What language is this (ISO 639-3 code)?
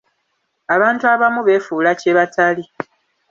lug